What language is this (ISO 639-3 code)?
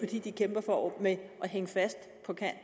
dan